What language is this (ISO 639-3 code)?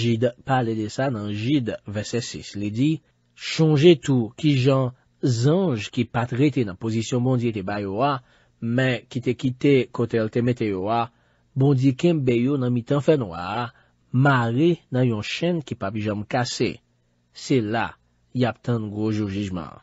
fra